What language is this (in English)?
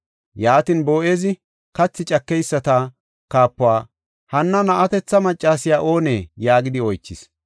Gofa